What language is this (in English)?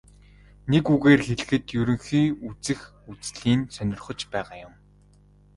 Mongolian